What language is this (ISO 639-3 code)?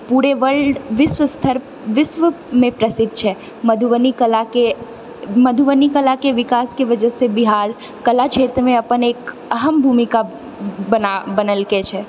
mai